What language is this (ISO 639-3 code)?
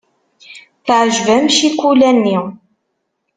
kab